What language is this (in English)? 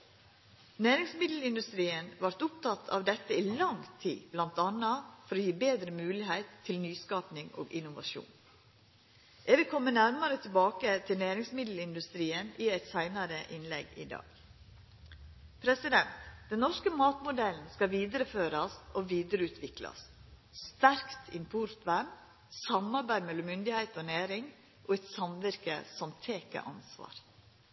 Norwegian Nynorsk